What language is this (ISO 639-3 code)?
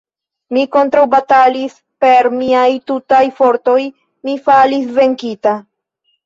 epo